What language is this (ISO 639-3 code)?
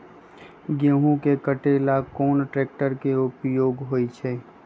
mag